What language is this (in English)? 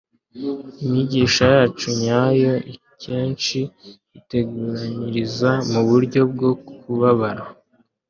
Kinyarwanda